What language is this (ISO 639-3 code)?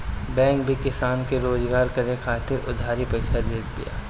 bho